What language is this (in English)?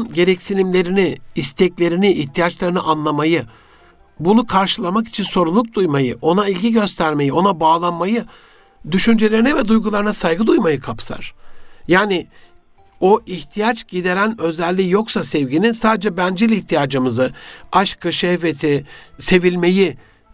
Turkish